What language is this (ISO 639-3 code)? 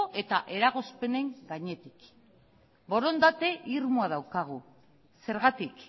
eus